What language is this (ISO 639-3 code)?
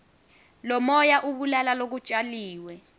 ssw